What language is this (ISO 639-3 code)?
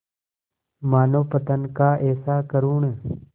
hin